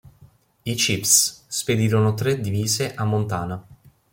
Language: Italian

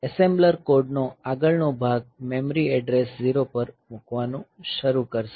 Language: Gujarati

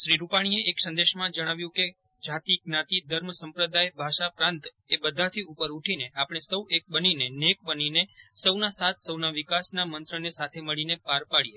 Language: Gujarati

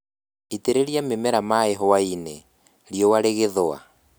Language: Kikuyu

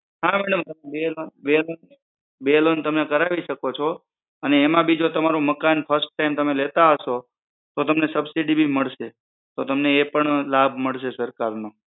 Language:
Gujarati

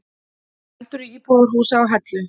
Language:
Icelandic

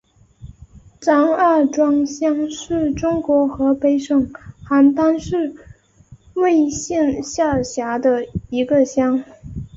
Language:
Chinese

